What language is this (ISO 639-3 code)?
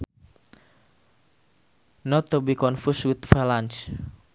sun